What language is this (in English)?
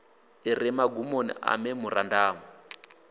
Venda